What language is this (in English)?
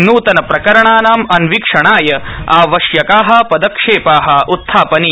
Sanskrit